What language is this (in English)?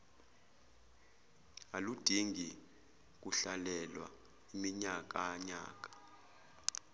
Zulu